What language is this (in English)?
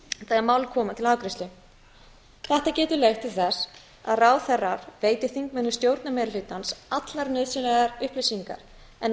Icelandic